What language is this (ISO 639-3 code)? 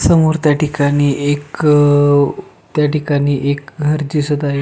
mar